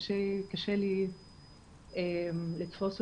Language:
Hebrew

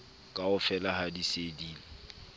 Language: Southern Sotho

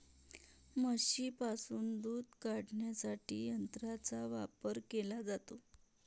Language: Marathi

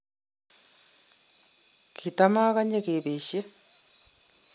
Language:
Kalenjin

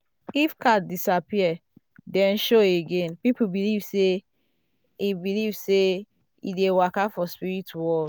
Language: Nigerian Pidgin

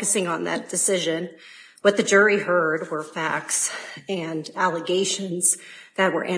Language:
English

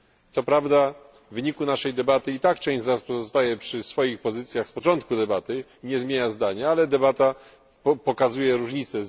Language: Polish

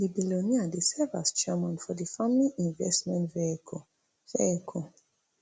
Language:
Nigerian Pidgin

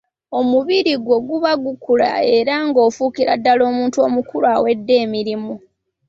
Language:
Ganda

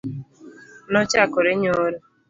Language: Luo (Kenya and Tanzania)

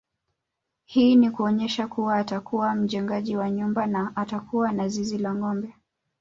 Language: Swahili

